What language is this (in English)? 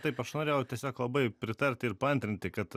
Lithuanian